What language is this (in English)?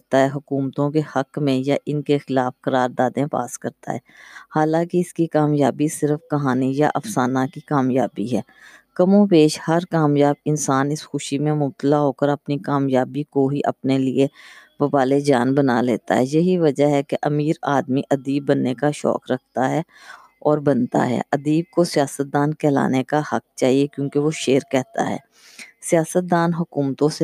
Urdu